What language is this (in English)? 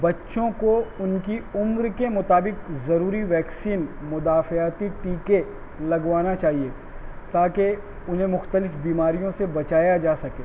Urdu